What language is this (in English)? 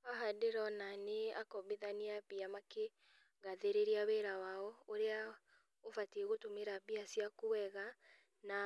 Kikuyu